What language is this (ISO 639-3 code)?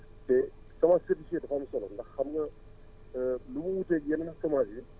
wol